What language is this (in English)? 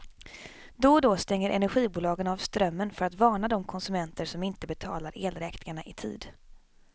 Swedish